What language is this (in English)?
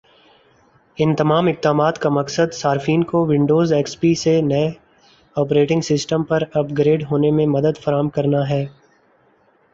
Urdu